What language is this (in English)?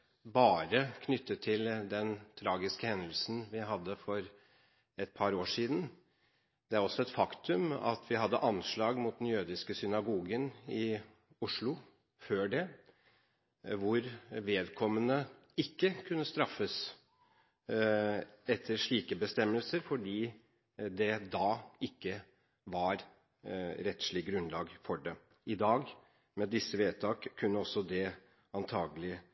Norwegian Bokmål